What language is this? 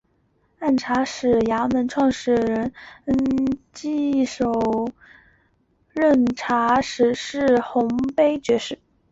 Chinese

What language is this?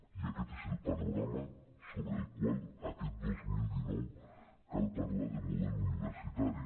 Catalan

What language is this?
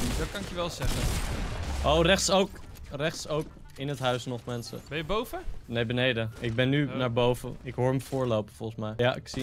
Dutch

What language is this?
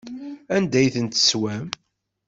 Kabyle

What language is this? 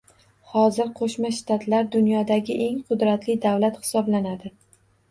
Uzbek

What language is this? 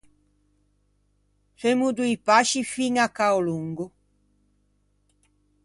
Ligurian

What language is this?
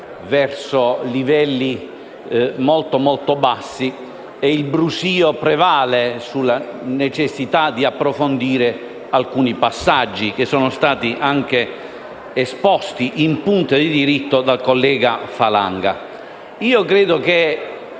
Italian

